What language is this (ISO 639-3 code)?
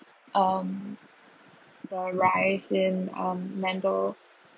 eng